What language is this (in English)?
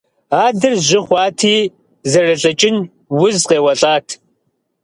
Kabardian